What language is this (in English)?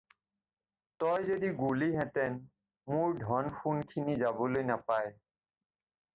Assamese